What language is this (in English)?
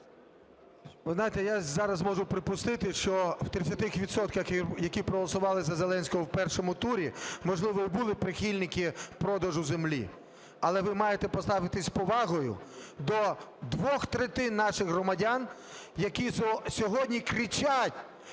Ukrainian